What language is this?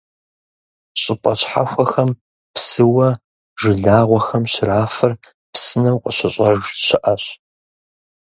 Kabardian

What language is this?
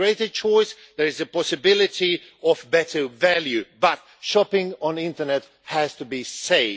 English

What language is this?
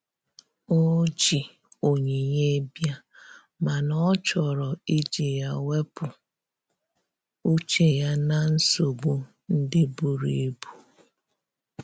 Igbo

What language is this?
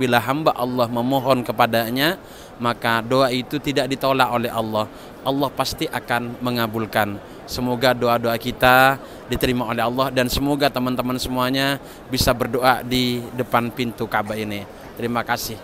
Indonesian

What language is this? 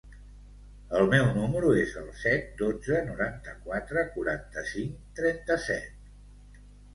Catalan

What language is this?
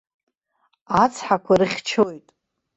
Abkhazian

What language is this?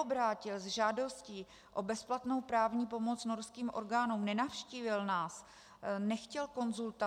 Czech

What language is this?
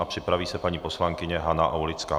Czech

